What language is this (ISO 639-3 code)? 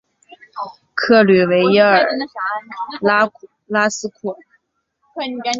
zho